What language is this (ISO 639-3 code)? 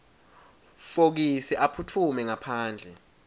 ssw